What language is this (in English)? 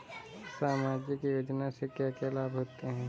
Hindi